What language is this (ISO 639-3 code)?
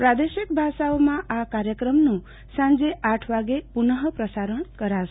guj